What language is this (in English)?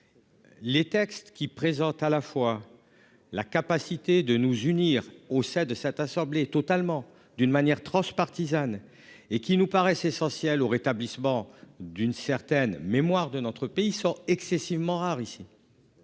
French